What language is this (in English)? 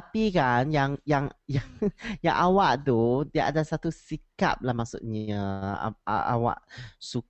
Malay